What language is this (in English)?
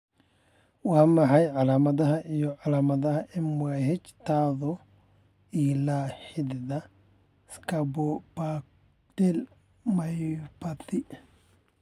Somali